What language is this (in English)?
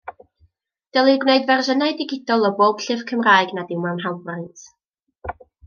Welsh